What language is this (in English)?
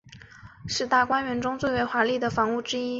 Chinese